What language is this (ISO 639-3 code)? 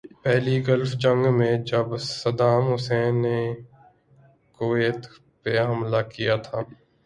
urd